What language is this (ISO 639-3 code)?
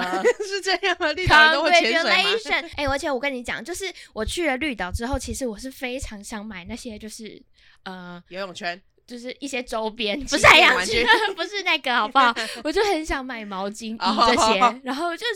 zho